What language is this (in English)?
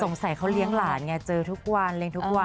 Thai